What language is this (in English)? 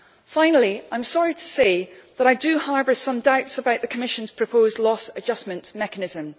English